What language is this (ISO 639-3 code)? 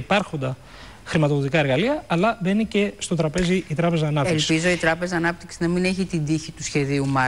ell